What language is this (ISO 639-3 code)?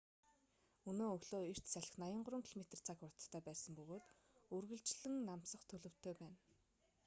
mon